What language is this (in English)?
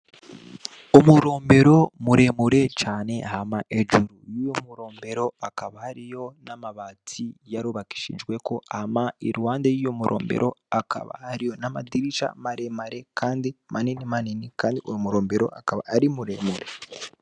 Rundi